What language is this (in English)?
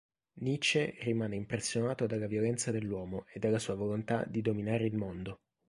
Italian